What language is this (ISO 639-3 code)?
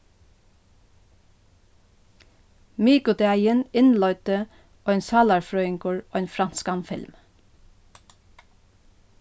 fao